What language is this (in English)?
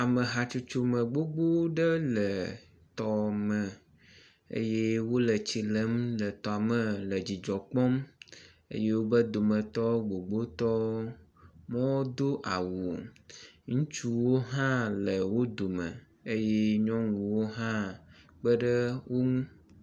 Ewe